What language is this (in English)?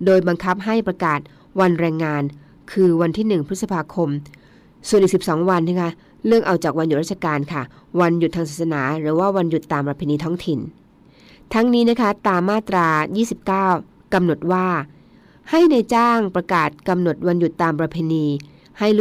Thai